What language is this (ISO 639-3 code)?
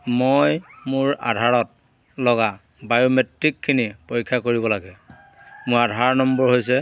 asm